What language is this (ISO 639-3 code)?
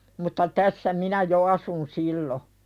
fin